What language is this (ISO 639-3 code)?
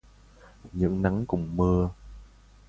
vie